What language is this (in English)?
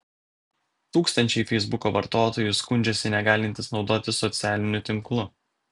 Lithuanian